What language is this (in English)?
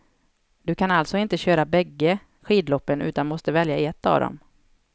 Swedish